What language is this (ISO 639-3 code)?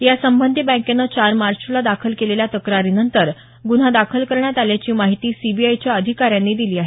mar